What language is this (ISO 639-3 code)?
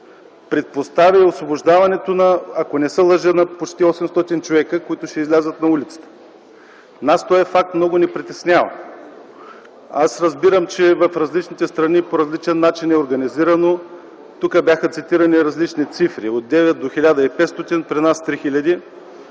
bul